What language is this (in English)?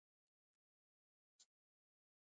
Macedonian